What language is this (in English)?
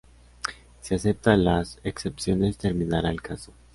Spanish